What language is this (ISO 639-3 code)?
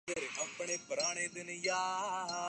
urd